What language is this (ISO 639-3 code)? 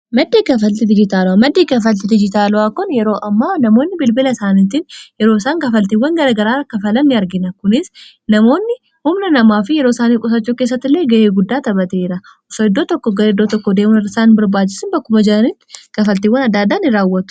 orm